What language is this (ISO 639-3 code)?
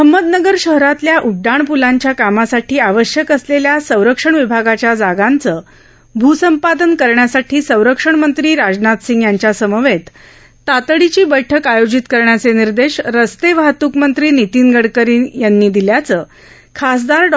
mar